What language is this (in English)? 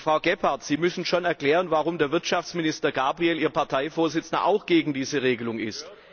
German